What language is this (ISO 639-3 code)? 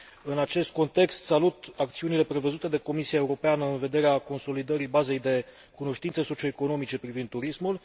ron